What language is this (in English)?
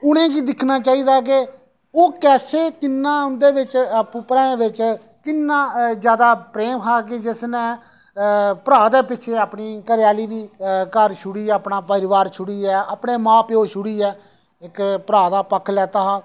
Dogri